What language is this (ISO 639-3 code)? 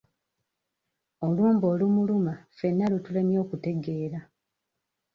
lug